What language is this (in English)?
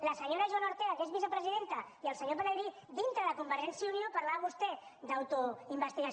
Catalan